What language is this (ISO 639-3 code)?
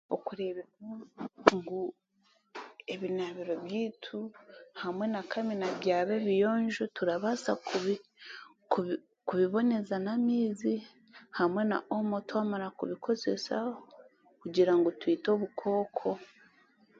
cgg